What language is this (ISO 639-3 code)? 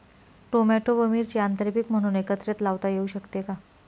mar